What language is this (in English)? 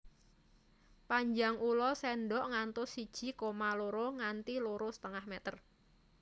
Javanese